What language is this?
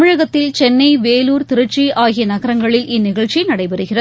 Tamil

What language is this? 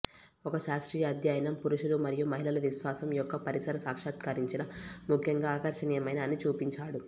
Telugu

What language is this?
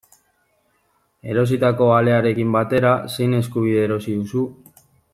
Basque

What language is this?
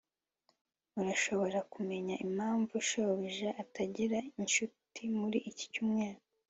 Kinyarwanda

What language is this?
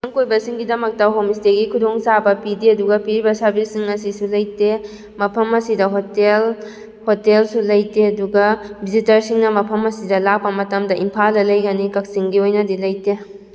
Manipuri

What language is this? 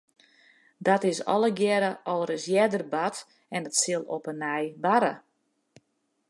Western Frisian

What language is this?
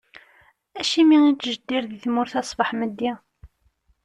Kabyle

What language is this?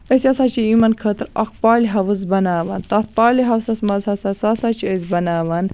Kashmiri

